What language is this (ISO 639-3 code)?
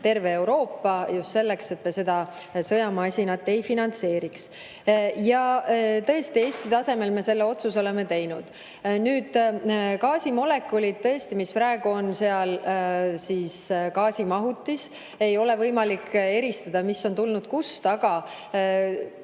est